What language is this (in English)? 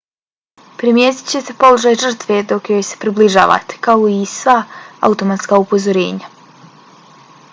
Bosnian